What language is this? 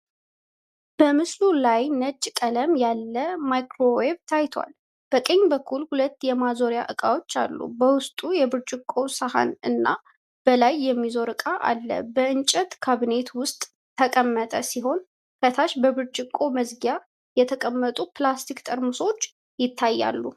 Amharic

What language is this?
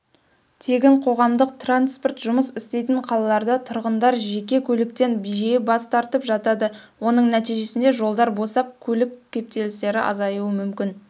Kazakh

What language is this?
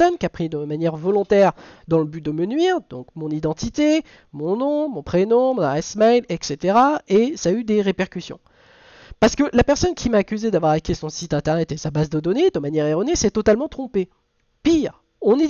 French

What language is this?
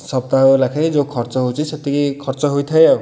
Odia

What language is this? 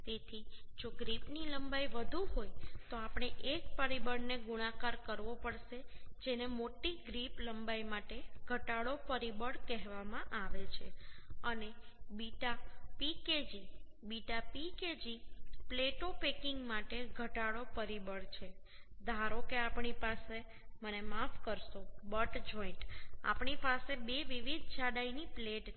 Gujarati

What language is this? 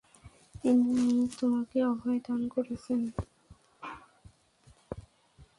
Bangla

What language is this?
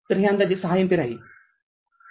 Marathi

